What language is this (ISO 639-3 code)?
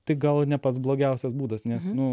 lit